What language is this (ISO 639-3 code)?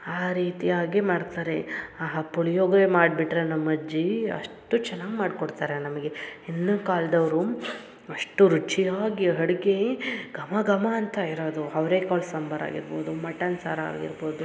kan